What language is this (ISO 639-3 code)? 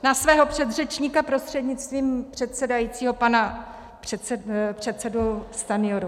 ces